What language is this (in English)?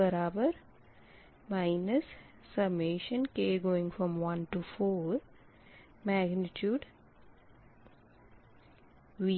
Hindi